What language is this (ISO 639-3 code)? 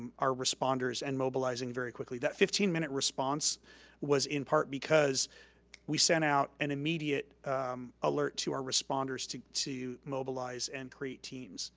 eng